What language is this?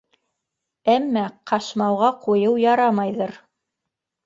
Bashkir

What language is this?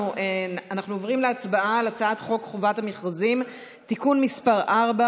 Hebrew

